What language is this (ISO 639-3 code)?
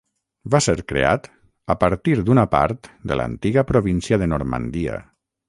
cat